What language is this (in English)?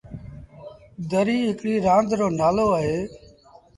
Sindhi Bhil